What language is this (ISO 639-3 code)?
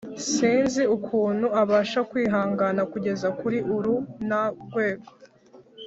kin